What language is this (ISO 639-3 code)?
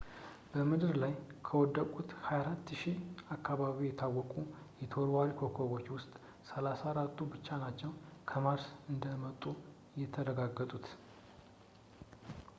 amh